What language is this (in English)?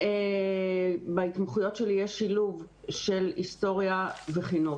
Hebrew